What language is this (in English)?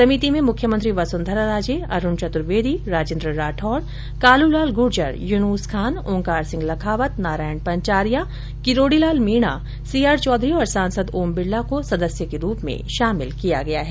Hindi